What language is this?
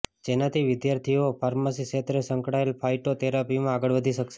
Gujarati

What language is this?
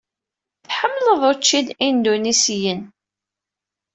Kabyle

